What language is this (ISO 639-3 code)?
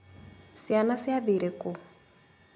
kik